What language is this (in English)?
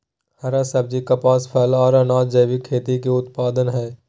Magahi